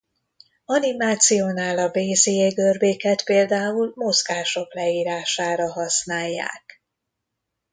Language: Hungarian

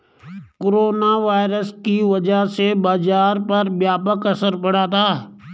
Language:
Hindi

